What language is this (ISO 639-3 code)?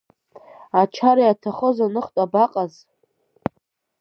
abk